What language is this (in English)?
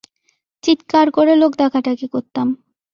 Bangla